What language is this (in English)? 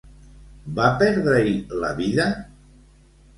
Catalan